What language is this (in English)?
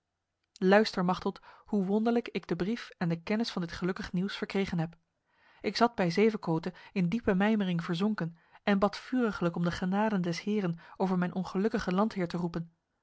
Dutch